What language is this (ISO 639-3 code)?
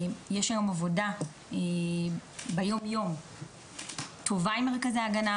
heb